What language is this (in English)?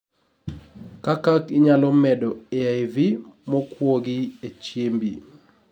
Luo (Kenya and Tanzania)